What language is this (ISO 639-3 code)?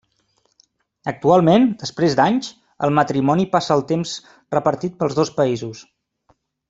cat